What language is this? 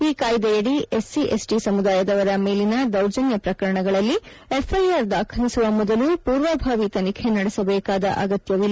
Kannada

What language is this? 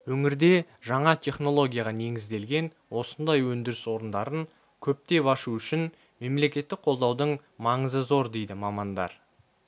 Kazakh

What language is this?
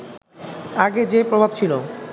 Bangla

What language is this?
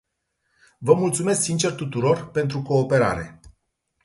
Romanian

